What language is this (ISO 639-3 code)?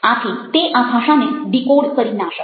guj